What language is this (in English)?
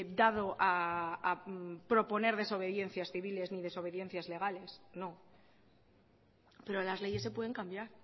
Spanish